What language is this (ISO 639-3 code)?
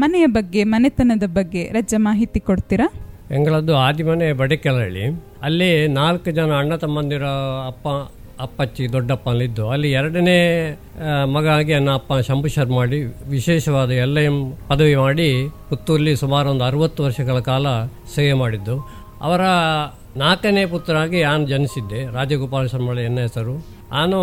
kan